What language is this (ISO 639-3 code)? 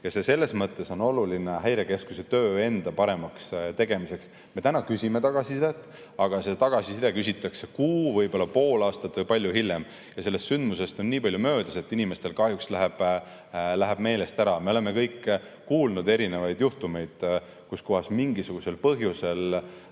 est